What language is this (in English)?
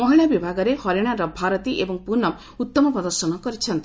Odia